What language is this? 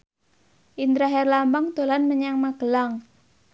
Javanese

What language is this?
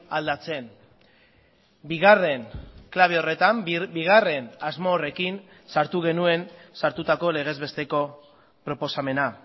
Basque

